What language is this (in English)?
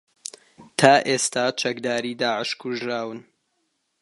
Central Kurdish